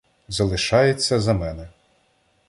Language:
Ukrainian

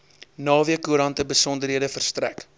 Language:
Afrikaans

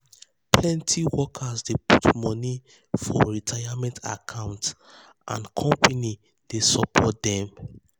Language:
Nigerian Pidgin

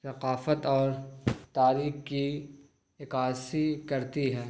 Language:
Urdu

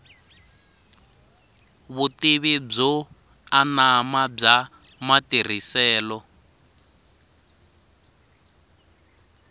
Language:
Tsonga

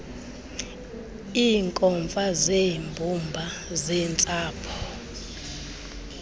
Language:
Xhosa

